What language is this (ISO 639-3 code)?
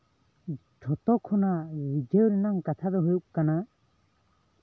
sat